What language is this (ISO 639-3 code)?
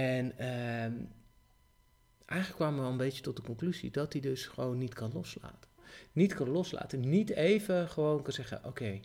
nld